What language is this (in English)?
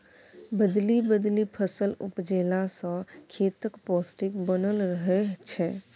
Maithili